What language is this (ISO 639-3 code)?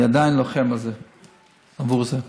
heb